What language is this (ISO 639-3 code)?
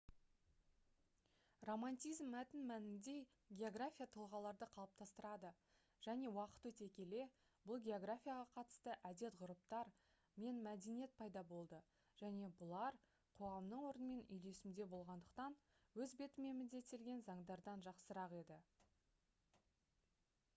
kaz